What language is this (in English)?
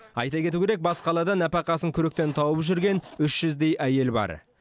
Kazakh